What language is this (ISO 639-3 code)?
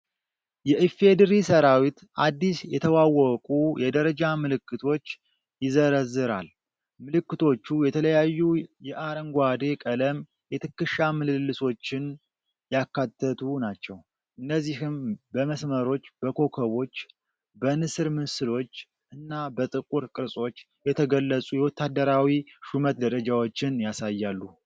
amh